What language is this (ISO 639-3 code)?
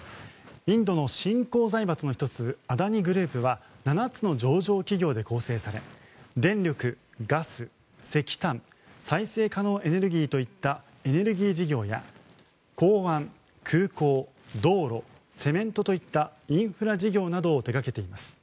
jpn